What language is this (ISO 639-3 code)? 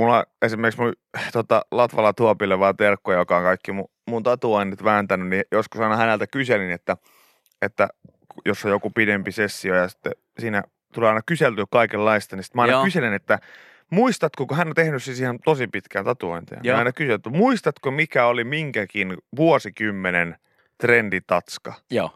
fin